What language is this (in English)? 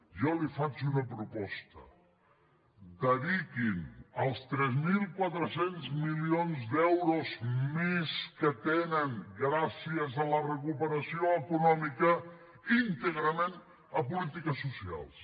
Catalan